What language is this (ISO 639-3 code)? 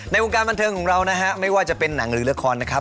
tha